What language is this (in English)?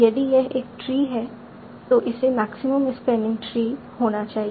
Hindi